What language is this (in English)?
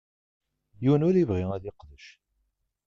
Kabyle